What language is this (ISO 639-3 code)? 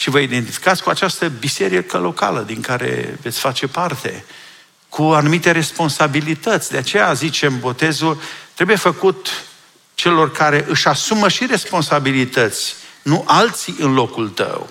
ron